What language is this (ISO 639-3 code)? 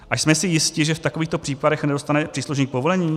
ces